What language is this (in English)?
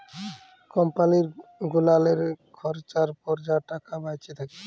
Bangla